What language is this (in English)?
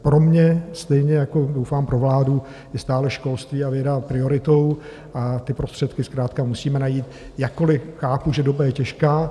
Czech